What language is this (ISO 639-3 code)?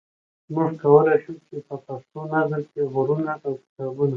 pus